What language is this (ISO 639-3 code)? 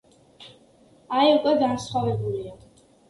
kat